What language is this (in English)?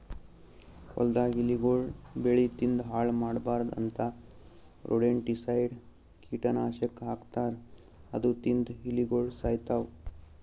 Kannada